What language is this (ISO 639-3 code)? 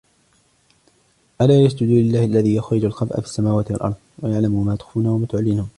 ara